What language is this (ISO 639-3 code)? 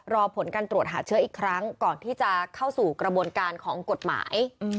tha